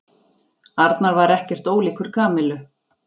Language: Icelandic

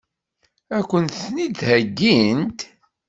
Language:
Kabyle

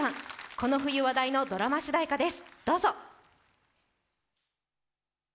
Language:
Japanese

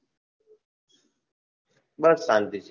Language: Gujarati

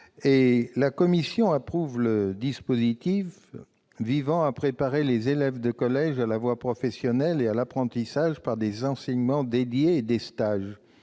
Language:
French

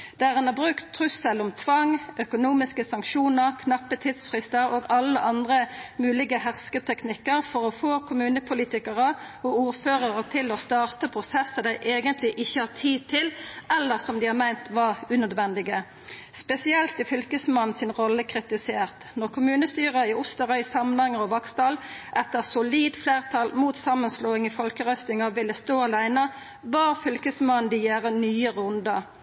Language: Norwegian Nynorsk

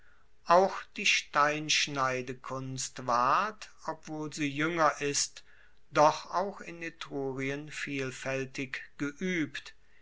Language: German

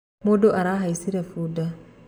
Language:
Kikuyu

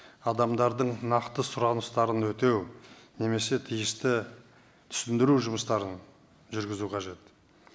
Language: Kazakh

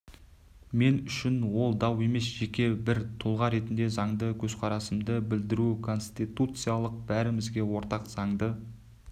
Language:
Kazakh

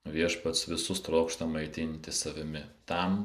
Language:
Lithuanian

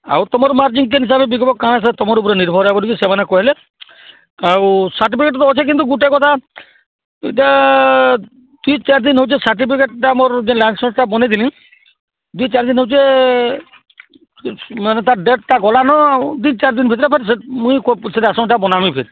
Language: Odia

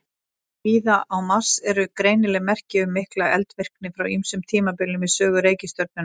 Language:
Icelandic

